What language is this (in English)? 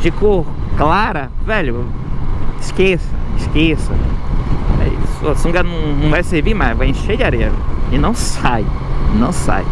Portuguese